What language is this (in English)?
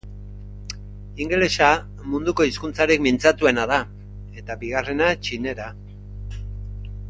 Basque